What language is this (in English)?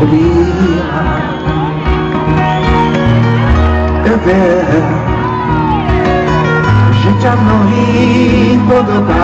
Greek